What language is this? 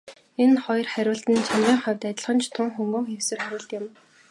Mongolian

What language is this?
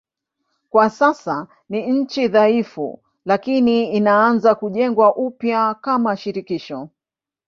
Swahili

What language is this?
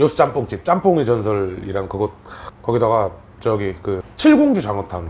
Korean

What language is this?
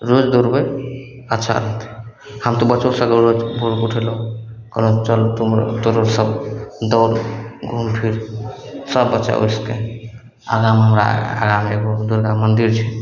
Maithili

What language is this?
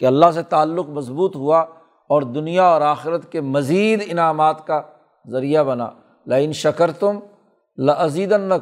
Urdu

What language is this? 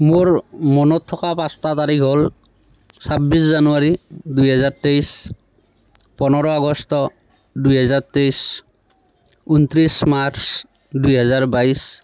Assamese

